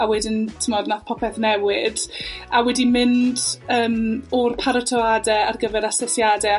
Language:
Welsh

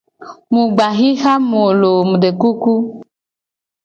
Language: Gen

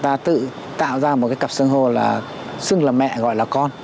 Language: Vietnamese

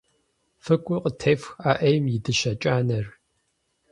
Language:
Kabardian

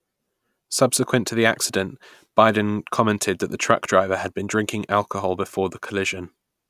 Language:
English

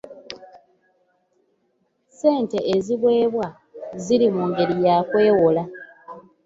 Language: Ganda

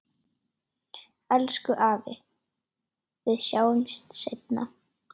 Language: Icelandic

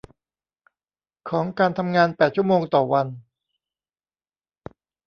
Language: Thai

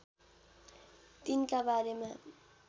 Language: Nepali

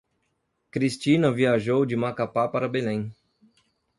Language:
Portuguese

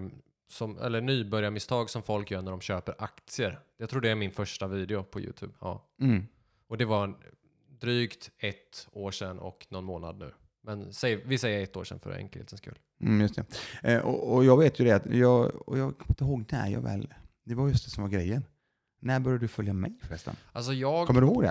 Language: Swedish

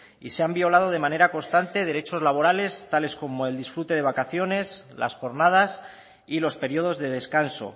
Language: Spanish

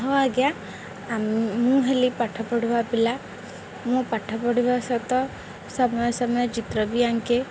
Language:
Odia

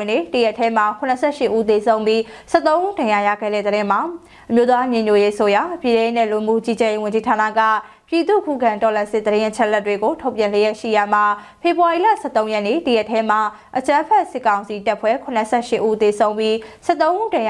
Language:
Thai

